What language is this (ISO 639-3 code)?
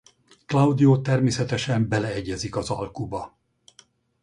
hun